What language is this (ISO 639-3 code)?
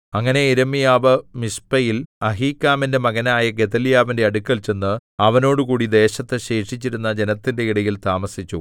mal